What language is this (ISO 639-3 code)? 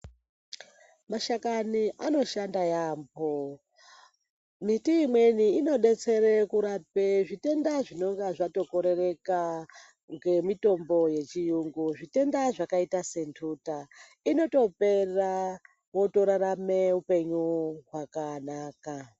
ndc